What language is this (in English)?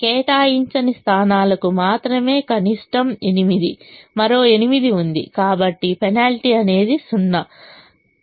Telugu